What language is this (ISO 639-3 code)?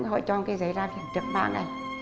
vie